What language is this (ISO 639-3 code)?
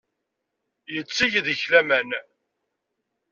kab